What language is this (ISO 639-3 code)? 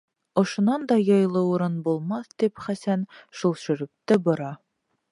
bak